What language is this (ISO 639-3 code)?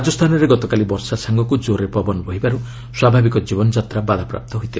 ori